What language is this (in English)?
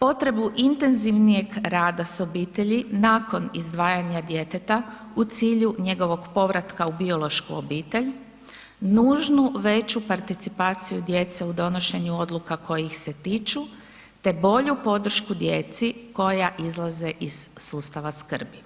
Croatian